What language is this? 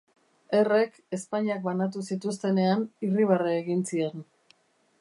Basque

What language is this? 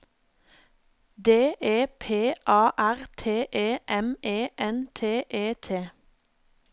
Norwegian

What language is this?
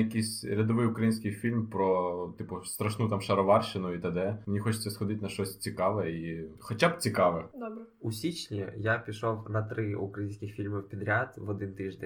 Ukrainian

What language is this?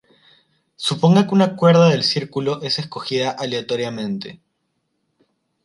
Spanish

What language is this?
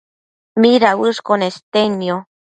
Matsés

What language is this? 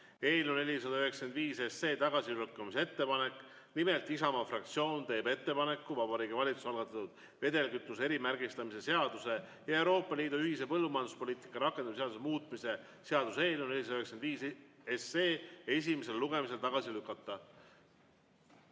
Estonian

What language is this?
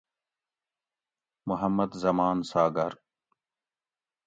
Gawri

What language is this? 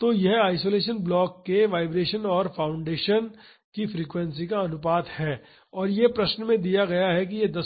Hindi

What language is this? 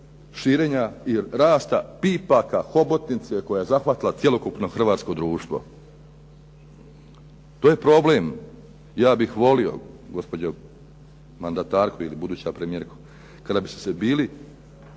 Croatian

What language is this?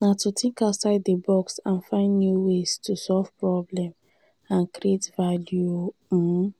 Nigerian Pidgin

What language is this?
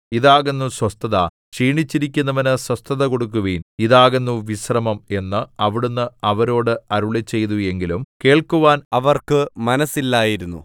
Malayalam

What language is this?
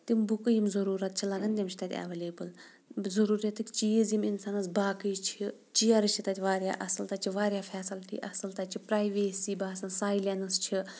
Kashmiri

